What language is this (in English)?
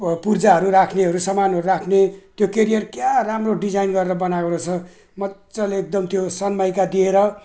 Nepali